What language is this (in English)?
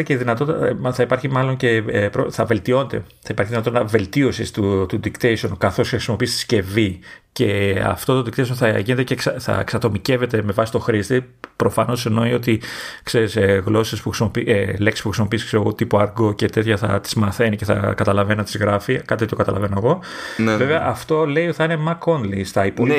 Greek